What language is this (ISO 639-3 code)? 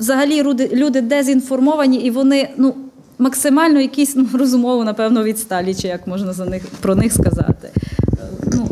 ukr